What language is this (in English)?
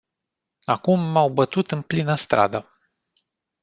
Romanian